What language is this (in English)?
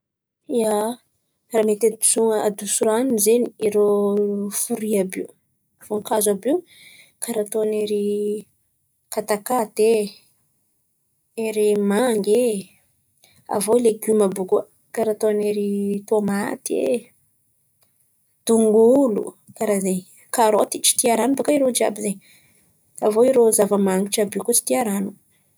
Antankarana Malagasy